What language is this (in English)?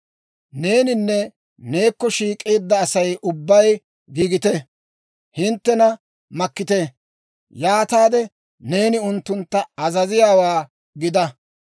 Dawro